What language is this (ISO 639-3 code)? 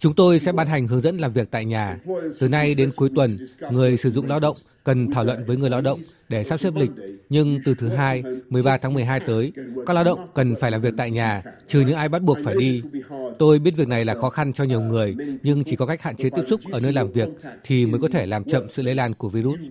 vie